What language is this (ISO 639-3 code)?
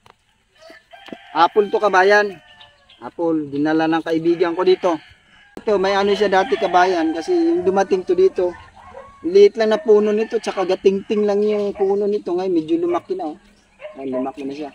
fil